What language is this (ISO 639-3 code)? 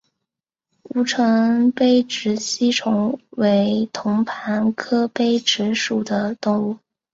zho